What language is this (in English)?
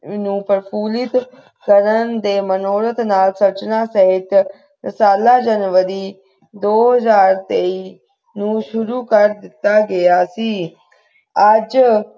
Punjabi